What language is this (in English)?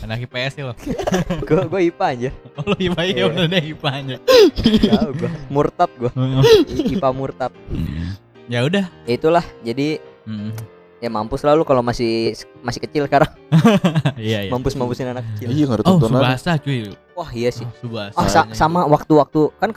Indonesian